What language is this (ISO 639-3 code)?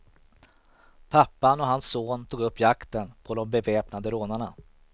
swe